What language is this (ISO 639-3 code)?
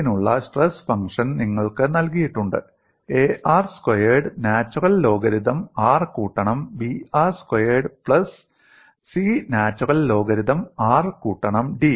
mal